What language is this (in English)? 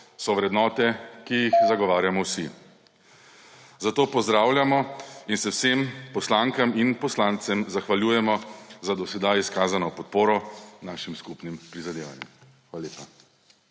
Slovenian